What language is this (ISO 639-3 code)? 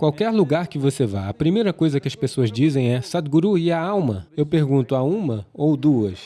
por